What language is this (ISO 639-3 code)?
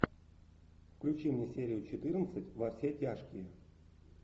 rus